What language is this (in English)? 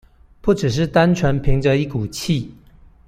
Chinese